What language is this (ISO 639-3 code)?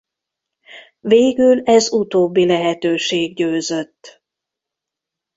hun